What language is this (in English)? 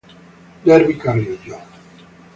Italian